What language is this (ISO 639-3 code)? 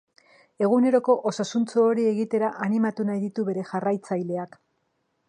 eus